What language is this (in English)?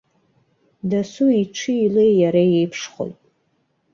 Abkhazian